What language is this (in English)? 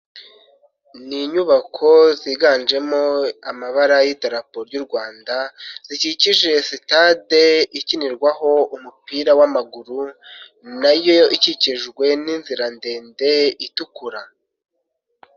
Kinyarwanda